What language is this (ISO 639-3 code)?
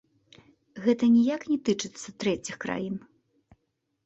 bel